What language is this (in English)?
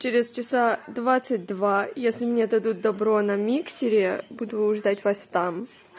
Russian